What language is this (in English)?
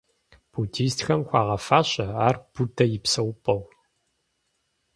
Kabardian